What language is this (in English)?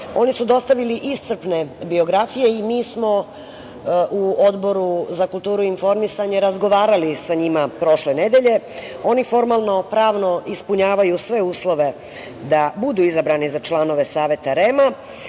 Serbian